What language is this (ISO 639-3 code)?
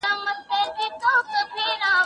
pus